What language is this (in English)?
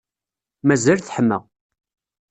Kabyle